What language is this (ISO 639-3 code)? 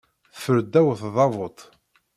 kab